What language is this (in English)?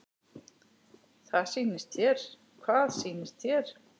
Icelandic